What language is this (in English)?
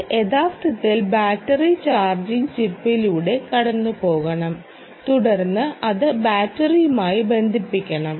Malayalam